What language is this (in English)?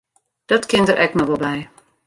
Western Frisian